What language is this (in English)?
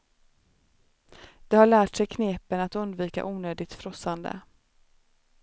Swedish